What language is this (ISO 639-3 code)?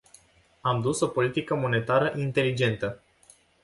ron